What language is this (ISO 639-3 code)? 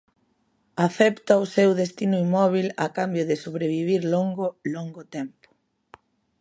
glg